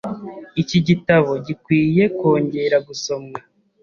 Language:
Kinyarwanda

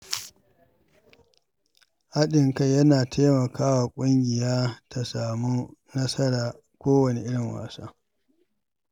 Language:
Hausa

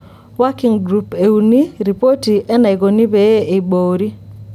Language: Masai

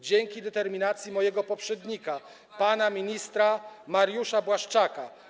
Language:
Polish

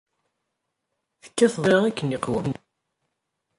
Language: Kabyle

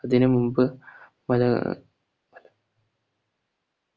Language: Malayalam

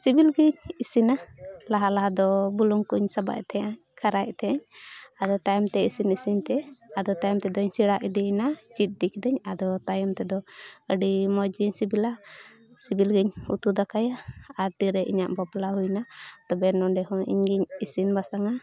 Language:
Santali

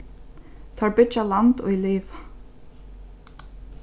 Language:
Faroese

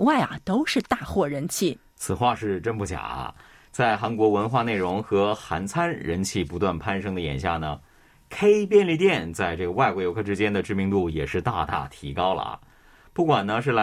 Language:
Chinese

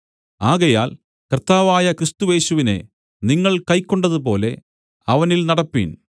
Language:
Malayalam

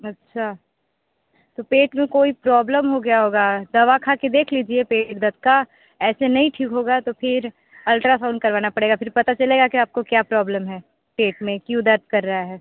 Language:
Hindi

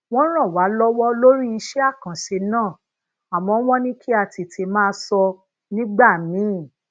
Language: Yoruba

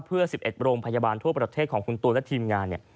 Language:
Thai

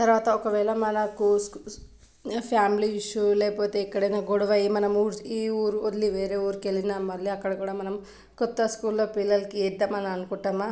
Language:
Telugu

